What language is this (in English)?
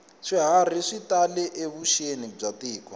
Tsonga